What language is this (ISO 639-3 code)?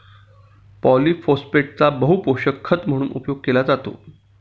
mar